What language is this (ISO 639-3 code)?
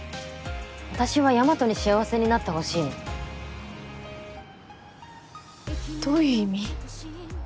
jpn